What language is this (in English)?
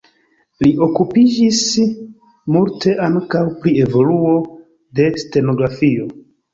Esperanto